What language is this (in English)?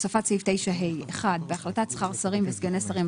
Hebrew